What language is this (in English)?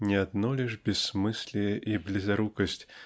Russian